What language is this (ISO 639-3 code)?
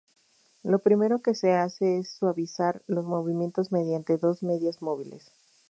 spa